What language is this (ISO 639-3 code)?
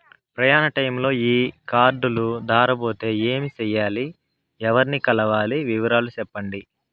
tel